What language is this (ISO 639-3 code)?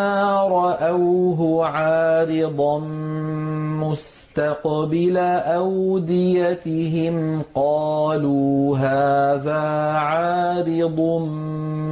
ara